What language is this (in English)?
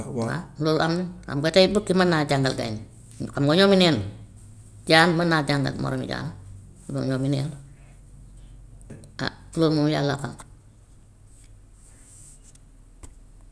Gambian Wolof